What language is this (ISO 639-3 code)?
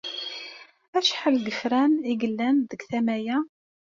kab